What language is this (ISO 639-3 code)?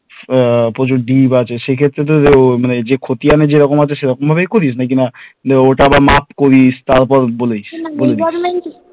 ben